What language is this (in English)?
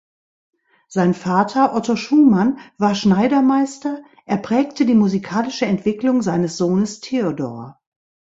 German